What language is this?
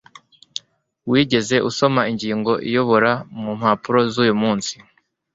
Kinyarwanda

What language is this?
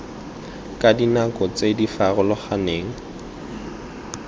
Tswana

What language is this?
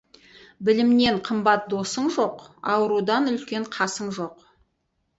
Kazakh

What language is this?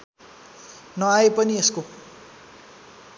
Nepali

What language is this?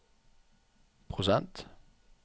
Norwegian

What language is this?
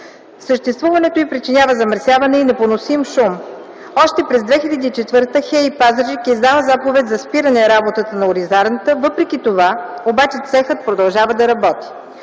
Bulgarian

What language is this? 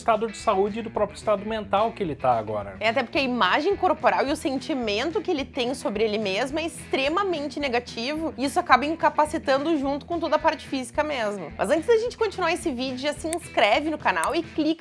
Portuguese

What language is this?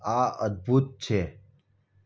Gujarati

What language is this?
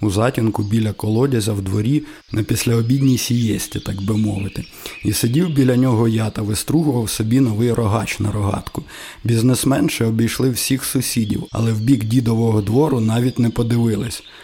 Ukrainian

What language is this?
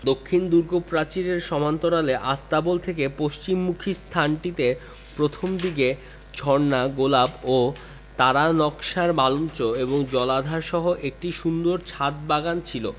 Bangla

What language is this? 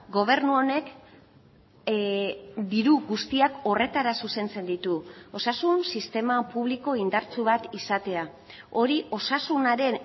Basque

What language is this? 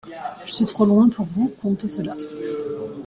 French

